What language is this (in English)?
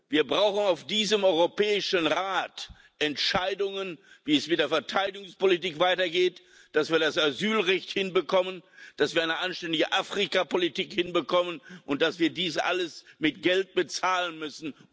German